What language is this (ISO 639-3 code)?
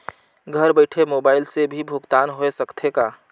hne